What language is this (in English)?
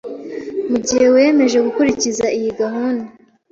Kinyarwanda